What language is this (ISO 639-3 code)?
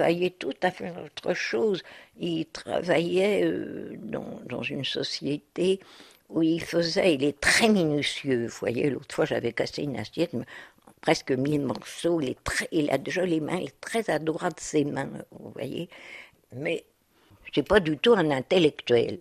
fra